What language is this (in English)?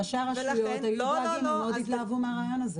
Hebrew